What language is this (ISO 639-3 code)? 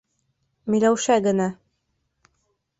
bak